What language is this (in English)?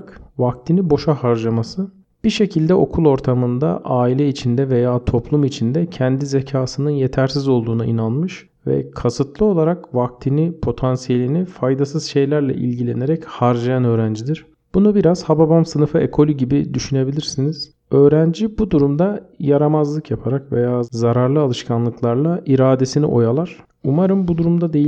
Turkish